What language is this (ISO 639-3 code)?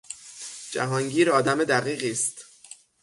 fas